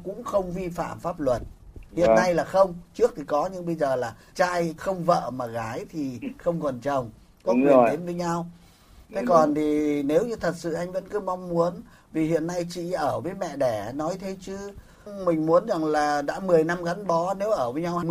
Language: Vietnamese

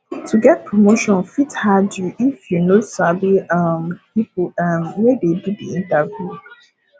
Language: Nigerian Pidgin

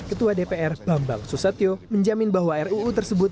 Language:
Indonesian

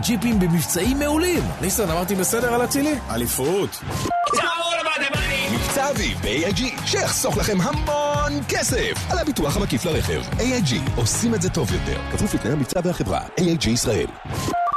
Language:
Hebrew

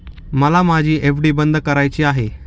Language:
Marathi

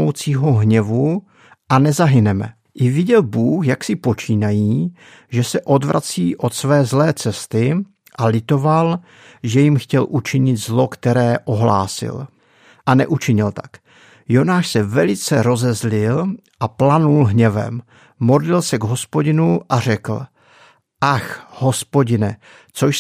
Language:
Czech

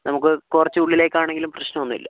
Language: Malayalam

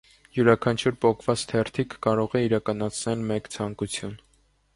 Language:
Armenian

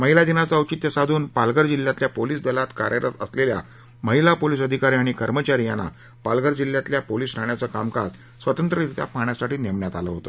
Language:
Marathi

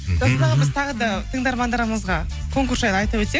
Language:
Kazakh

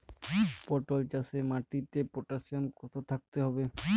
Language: Bangla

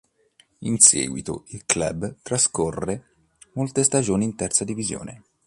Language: Italian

